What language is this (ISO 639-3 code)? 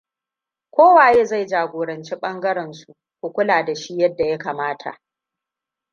hau